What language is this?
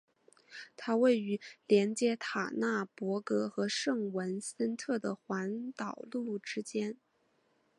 Chinese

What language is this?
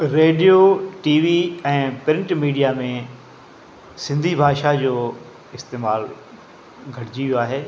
Sindhi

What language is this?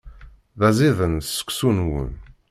Kabyle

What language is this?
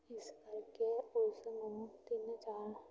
Punjabi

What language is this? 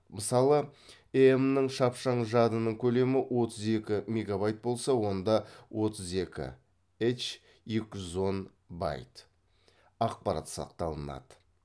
Kazakh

